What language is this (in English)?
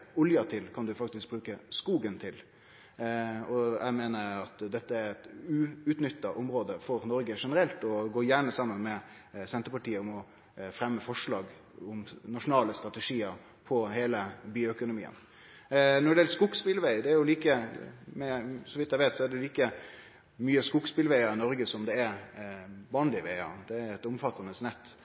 Norwegian Nynorsk